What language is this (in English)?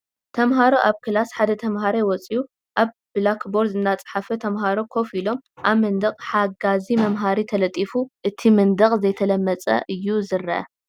Tigrinya